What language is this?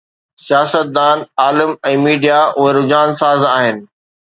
Sindhi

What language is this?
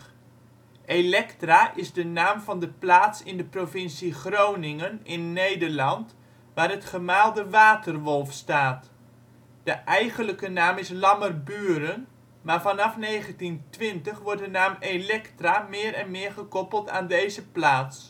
Dutch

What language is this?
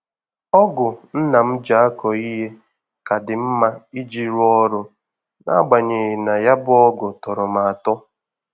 Igbo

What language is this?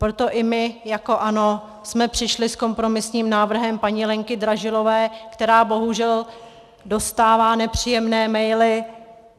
Czech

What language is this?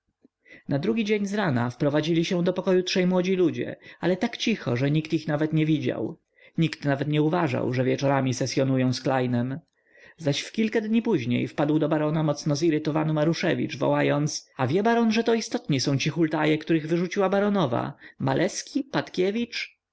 Polish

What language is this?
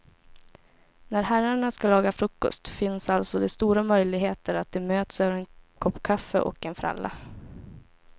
Swedish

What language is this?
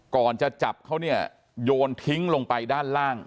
Thai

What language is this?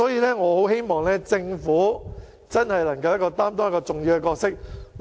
Cantonese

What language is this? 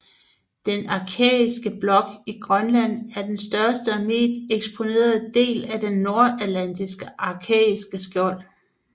Danish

